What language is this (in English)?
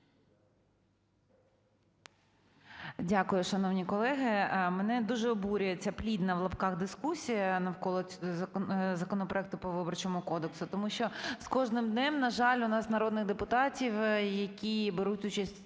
Ukrainian